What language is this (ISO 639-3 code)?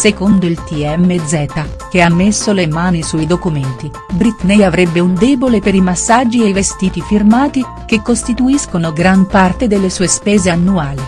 ita